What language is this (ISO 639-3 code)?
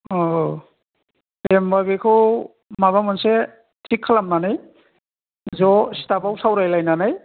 brx